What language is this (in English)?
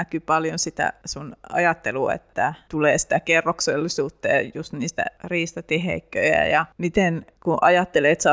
Finnish